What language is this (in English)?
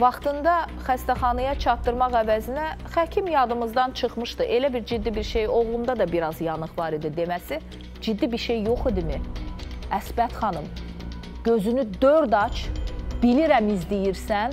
Turkish